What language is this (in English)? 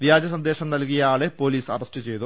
Malayalam